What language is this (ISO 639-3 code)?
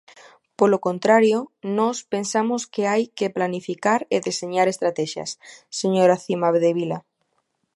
glg